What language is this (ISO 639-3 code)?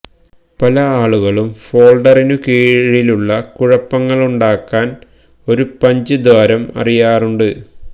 mal